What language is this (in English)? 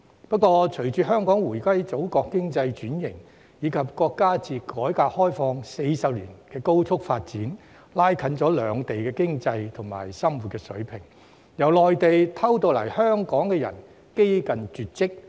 Cantonese